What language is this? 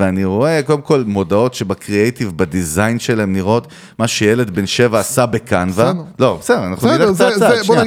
Hebrew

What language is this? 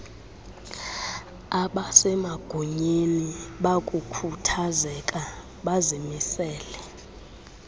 Xhosa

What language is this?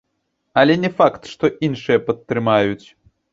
Belarusian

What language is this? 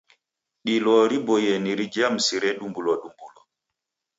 Taita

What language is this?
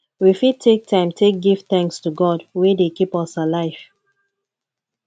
Nigerian Pidgin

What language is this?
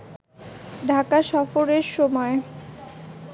Bangla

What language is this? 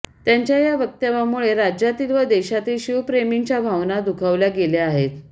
Marathi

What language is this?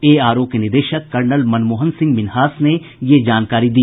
Hindi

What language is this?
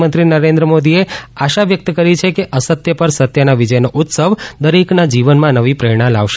Gujarati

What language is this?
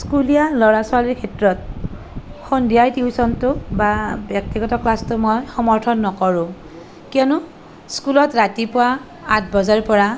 Assamese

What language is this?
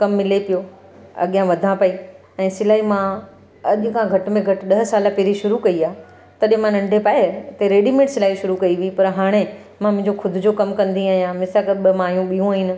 Sindhi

